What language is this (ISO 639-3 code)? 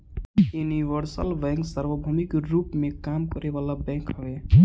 bho